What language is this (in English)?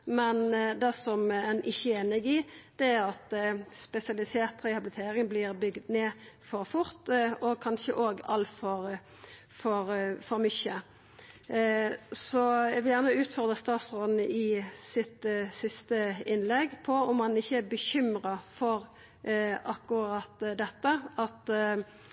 Norwegian Nynorsk